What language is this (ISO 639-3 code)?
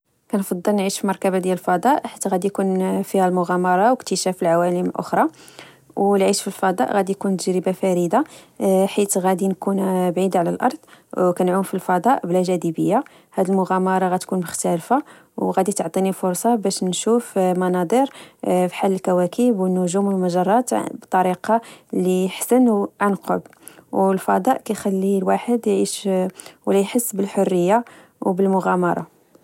ary